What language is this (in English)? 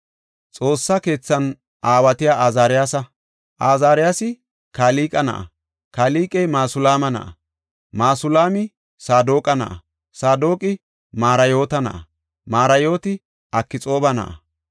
Gofa